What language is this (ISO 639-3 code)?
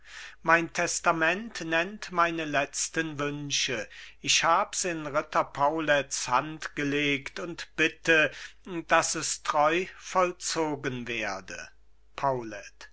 deu